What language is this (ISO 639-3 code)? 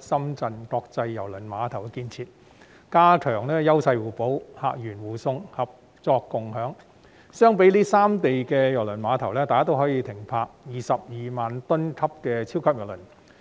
yue